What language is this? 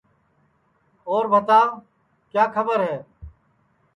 Sansi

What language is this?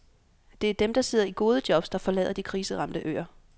Danish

